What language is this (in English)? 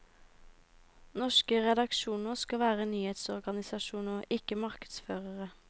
Norwegian